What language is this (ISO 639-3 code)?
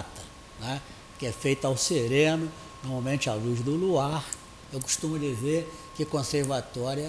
por